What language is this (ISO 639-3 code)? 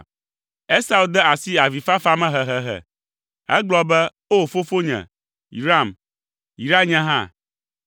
ewe